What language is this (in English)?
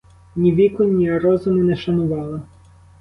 Ukrainian